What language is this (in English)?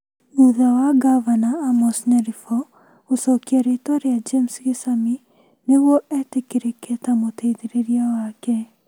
Kikuyu